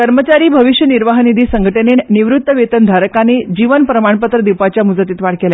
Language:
Konkani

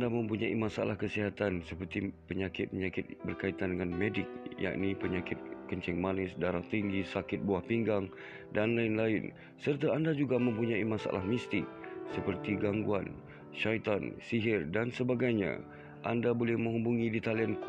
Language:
Malay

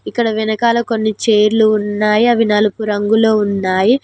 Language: Telugu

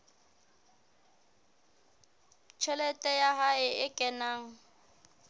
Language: Southern Sotho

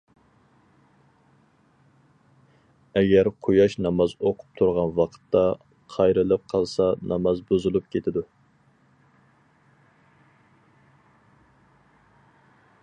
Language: Uyghur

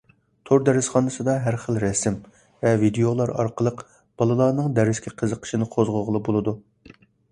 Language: Uyghur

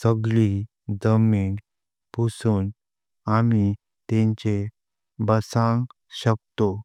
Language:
Konkani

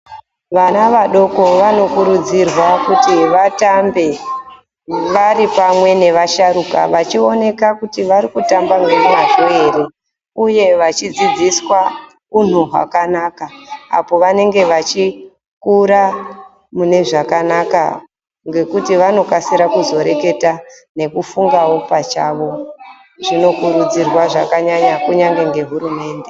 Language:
Ndau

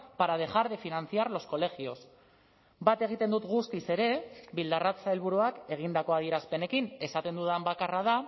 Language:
Basque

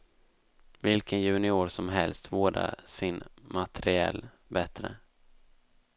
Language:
Swedish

